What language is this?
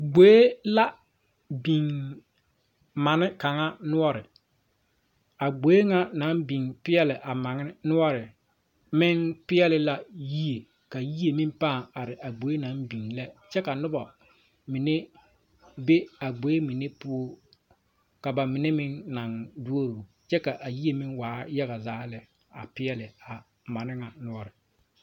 Southern Dagaare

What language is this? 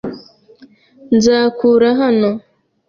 Kinyarwanda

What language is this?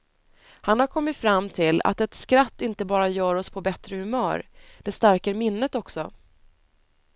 Swedish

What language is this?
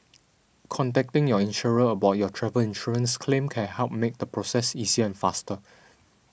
English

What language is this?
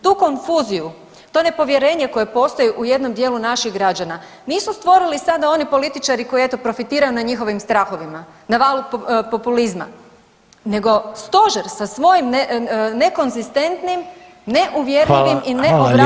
Croatian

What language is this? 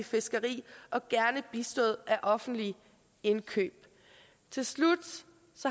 Danish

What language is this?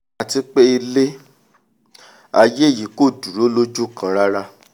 Yoruba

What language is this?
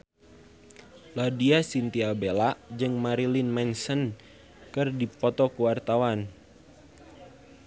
Sundanese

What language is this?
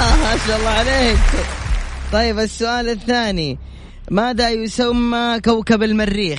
Arabic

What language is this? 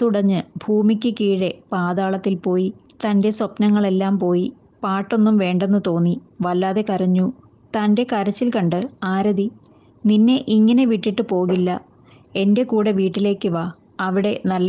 Malayalam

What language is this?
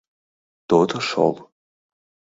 Mari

